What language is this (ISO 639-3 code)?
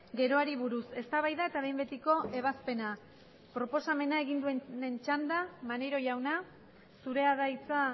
eus